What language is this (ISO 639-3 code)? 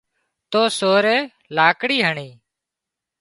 kxp